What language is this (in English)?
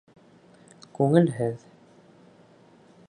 Bashkir